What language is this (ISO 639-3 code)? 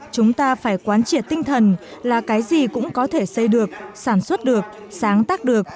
vie